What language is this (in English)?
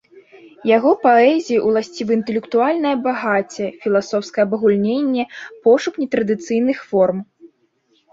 Belarusian